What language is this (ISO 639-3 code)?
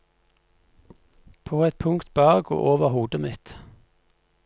nor